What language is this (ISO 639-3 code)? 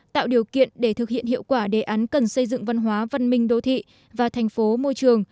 vie